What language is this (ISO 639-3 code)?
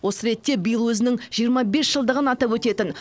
kaz